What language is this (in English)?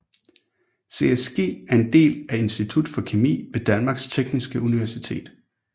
Danish